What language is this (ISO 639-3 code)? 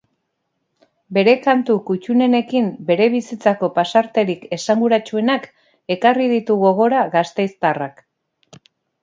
eus